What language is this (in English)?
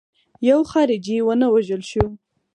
Pashto